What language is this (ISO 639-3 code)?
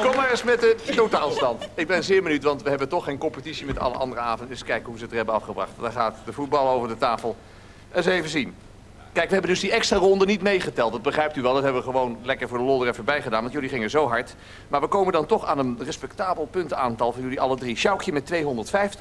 nld